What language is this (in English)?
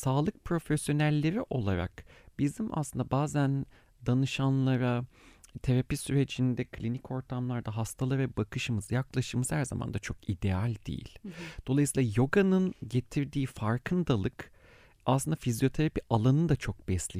Turkish